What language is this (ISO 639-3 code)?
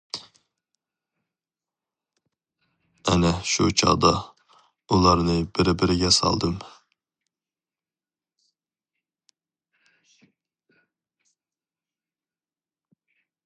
uig